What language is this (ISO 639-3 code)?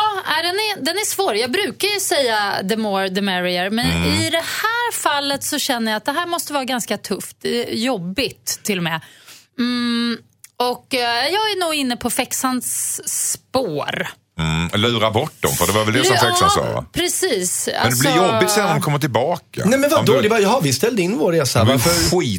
swe